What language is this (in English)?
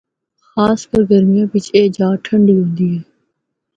Northern Hindko